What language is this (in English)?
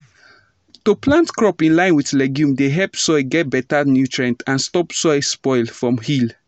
Nigerian Pidgin